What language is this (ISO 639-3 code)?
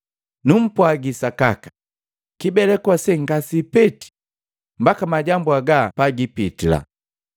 mgv